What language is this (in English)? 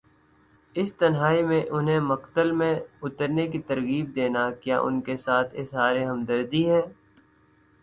Urdu